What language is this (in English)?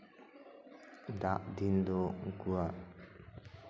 Santali